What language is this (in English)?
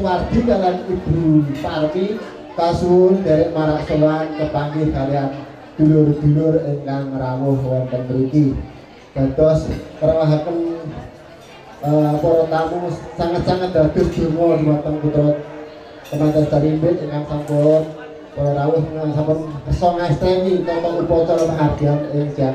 Indonesian